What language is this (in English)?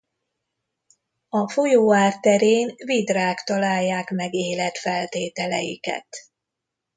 Hungarian